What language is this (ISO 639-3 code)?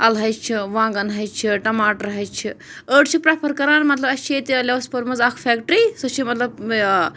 kas